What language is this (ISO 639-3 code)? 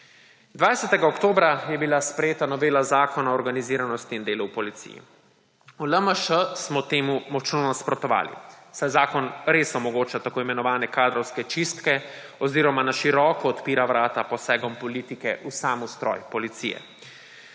slv